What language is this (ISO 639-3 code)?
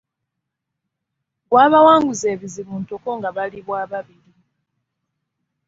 lug